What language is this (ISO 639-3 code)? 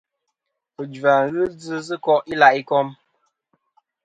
bkm